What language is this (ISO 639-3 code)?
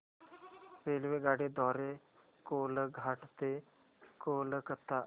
mar